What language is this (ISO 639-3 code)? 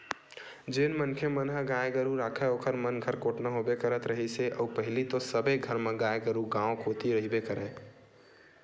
hne